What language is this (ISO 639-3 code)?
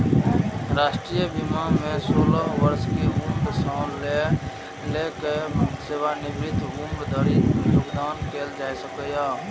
mai